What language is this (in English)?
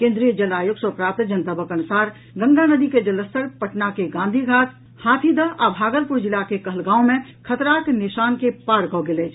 Maithili